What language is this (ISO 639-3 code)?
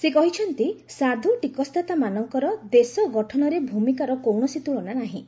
ori